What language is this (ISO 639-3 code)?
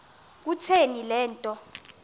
xho